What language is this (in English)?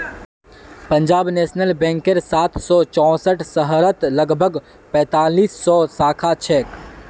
Magahi